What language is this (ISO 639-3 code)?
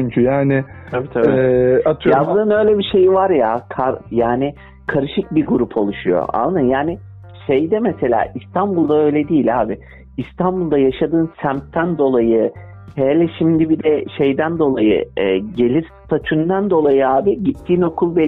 tur